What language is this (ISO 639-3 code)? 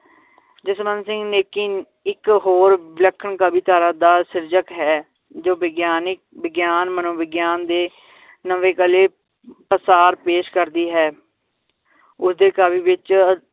pan